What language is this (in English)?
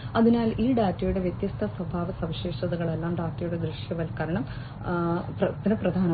Malayalam